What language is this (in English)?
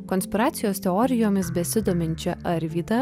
Lithuanian